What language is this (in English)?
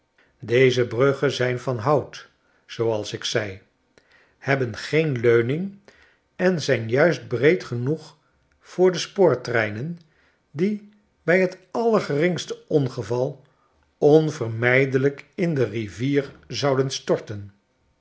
Dutch